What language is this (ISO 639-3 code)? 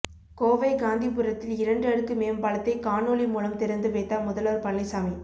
tam